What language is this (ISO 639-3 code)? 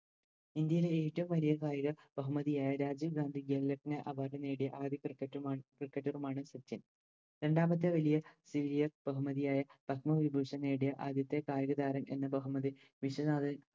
mal